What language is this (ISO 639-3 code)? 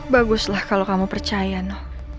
ind